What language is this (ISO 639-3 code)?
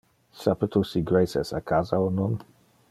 ina